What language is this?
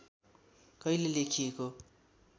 Nepali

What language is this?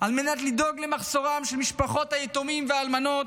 Hebrew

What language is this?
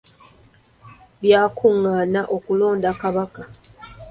Ganda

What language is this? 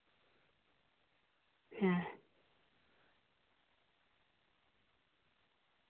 Santali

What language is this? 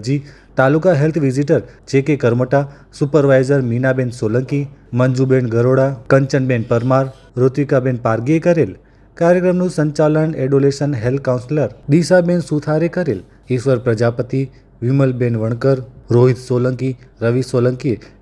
Gujarati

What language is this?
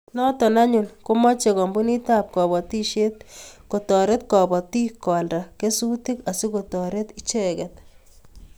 Kalenjin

